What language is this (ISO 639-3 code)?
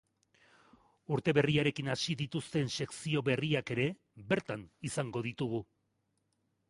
eus